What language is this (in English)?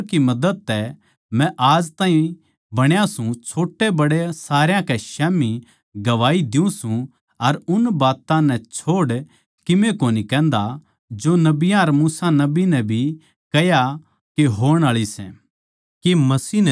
Haryanvi